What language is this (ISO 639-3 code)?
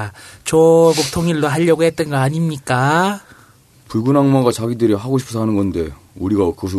kor